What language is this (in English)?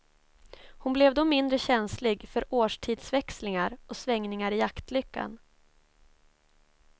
Swedish